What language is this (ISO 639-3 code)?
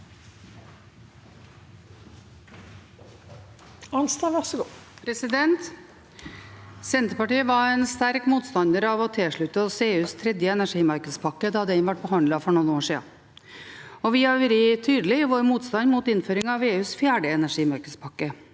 nor